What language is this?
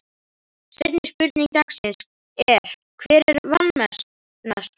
Icelandic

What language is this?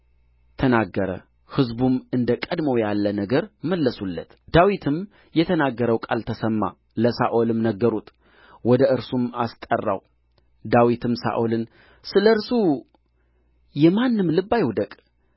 Amharic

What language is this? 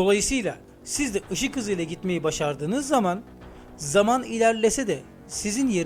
Turkish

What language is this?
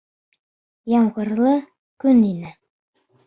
Bashkir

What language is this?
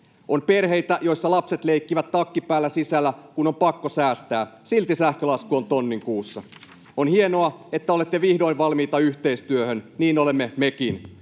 Finnish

